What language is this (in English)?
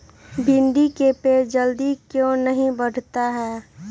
Magahi